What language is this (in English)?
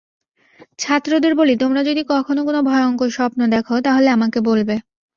Bangla